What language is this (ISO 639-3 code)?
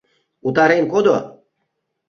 chm